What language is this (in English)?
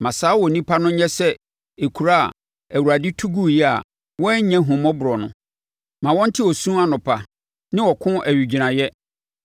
Akan